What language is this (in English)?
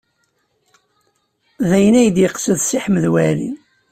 Kabyle